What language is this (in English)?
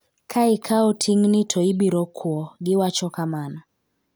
Luo (Kenya and Tanzania)